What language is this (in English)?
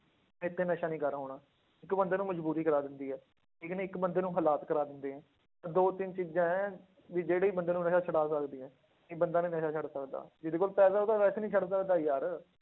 Punjabi